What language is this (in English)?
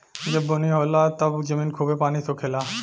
Bhojpuri